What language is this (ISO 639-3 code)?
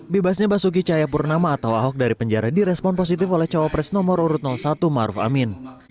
ind